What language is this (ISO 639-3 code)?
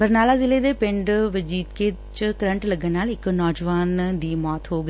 pan